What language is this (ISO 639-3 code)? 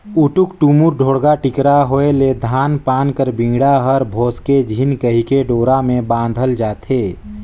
hne